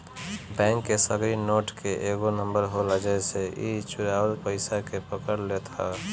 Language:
Bhojpuri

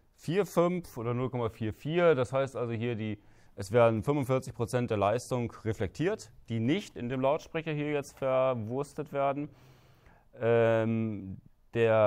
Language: German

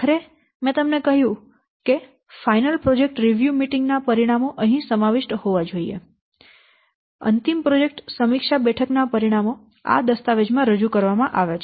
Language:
Gujarati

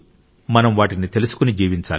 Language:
Telugu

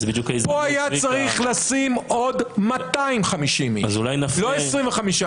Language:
Hebrew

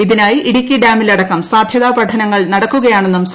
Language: Malayalam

